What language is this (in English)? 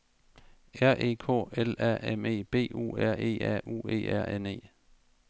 Danish